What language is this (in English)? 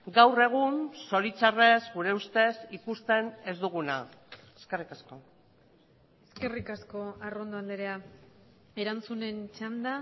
Basque